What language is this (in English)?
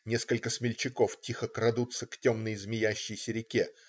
Russian